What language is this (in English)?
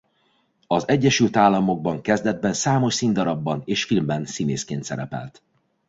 Hungarian